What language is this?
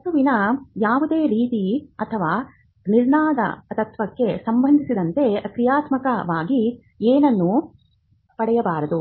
Kannada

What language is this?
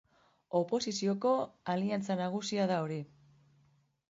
Basque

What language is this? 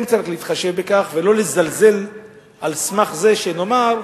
Hebrew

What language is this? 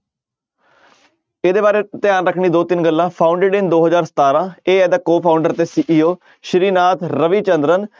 Punjabi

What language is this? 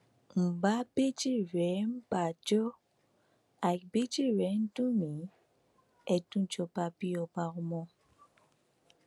Yoruba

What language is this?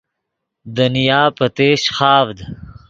Yidgha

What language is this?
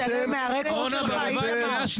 Hebrew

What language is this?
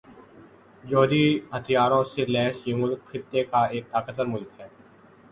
Urdu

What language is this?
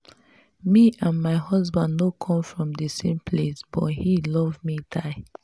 Nigerian Pidgin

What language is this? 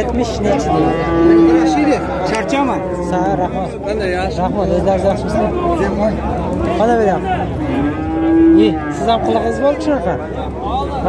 Turkish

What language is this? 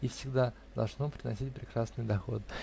Russian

